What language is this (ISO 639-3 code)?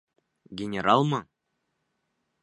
bak